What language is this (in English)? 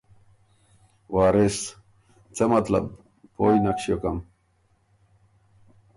Ormuri